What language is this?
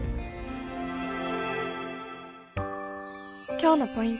Japanese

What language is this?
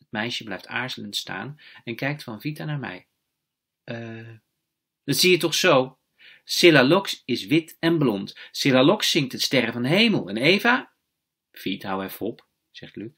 Dutch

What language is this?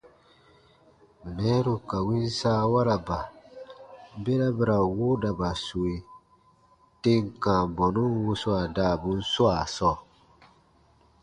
Baatonum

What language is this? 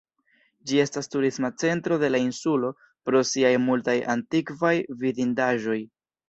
Esperanto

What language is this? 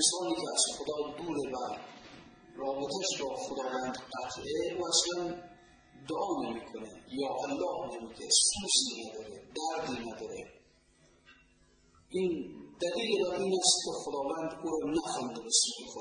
Persian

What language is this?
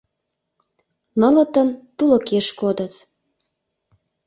Mari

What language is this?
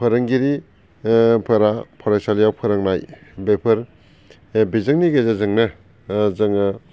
Bodo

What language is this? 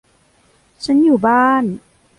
Thai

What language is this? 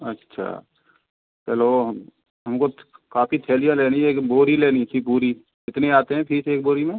Hindi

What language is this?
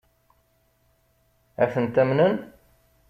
Kabyle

